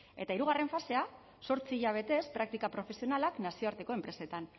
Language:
Basque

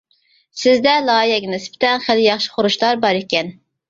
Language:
Uyghur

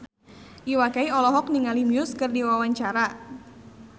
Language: Sundanese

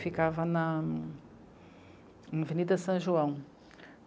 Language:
Portuguese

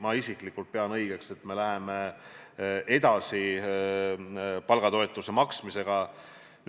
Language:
Estonian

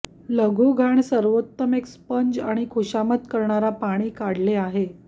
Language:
Marathi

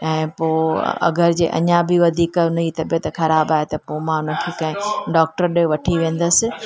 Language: Sindhi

